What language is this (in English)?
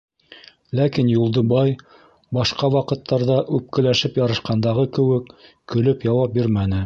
Bashkir